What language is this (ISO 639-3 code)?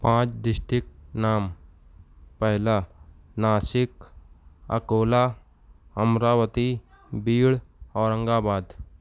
urd